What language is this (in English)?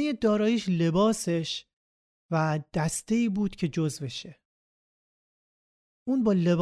Persian